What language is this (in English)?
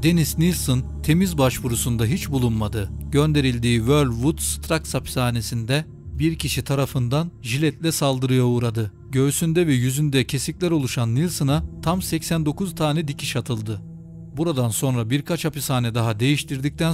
Turkish